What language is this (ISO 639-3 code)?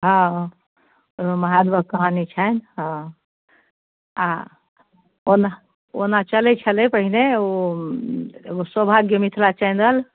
mai